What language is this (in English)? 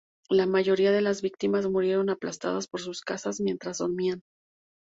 Spanish